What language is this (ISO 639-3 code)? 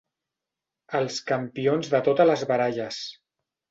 cat